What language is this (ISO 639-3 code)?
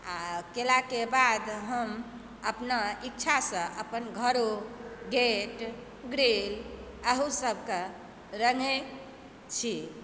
mai